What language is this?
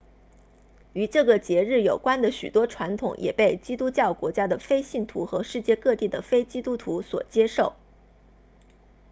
Chinese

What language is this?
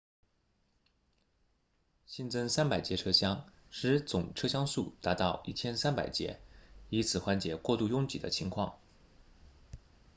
Chinese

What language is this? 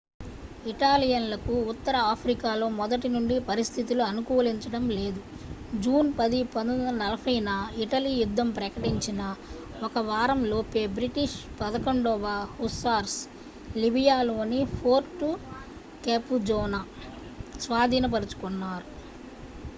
Telugu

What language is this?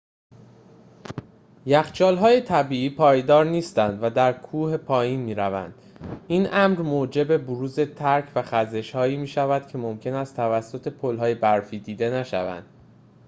Persian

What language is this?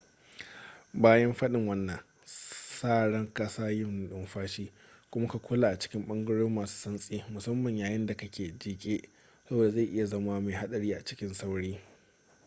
Hausa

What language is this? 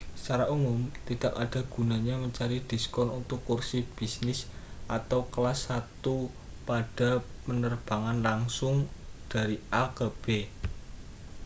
Indonesian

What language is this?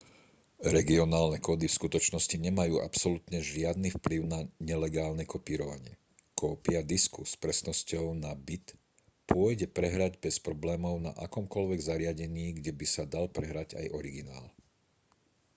Slovak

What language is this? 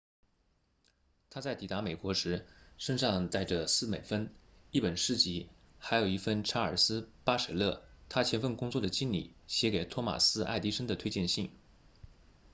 Chinese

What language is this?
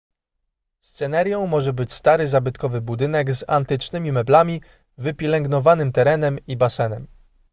Polish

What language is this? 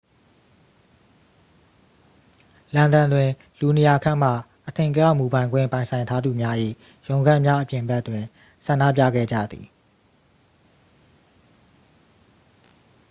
Burmese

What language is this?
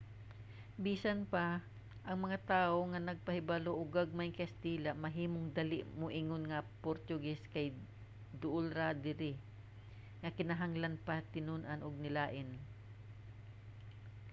Cebuano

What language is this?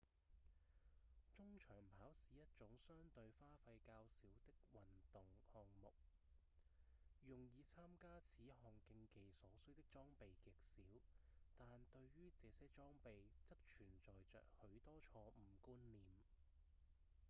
Cantonese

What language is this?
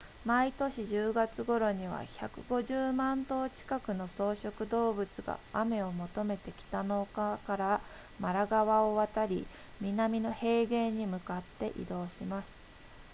Japanese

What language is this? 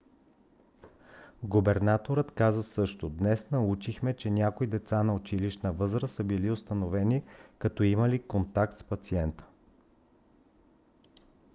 Bulgarian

